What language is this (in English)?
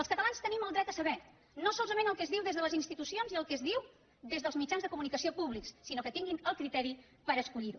Catalan